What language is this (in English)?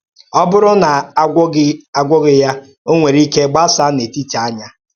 Igbo